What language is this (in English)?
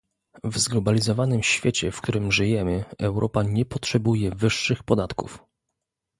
Polish